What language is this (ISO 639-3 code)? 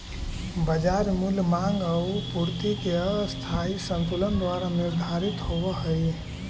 mag